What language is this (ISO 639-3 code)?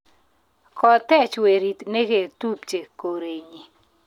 kln